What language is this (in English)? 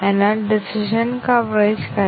Malayalam